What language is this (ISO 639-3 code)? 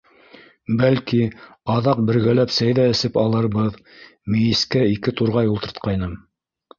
bak